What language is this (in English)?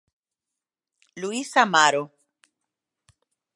Galician